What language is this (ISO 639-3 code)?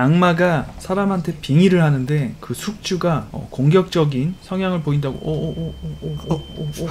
kor